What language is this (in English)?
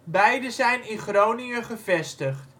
Dutch